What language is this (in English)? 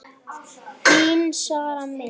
Icelandic